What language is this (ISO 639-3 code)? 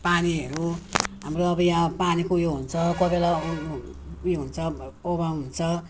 nep